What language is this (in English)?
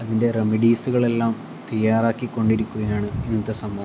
Malayalam